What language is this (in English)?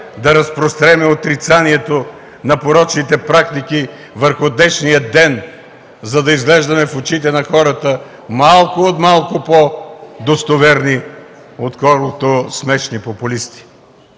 Bulgarian